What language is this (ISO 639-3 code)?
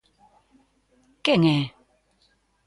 glg